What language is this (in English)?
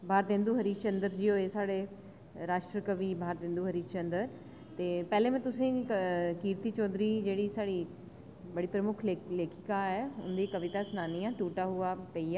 Dogri